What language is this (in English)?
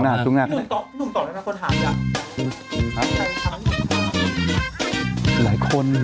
Thai